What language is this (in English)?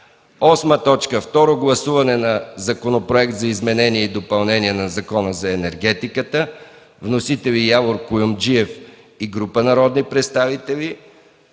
Bulgarian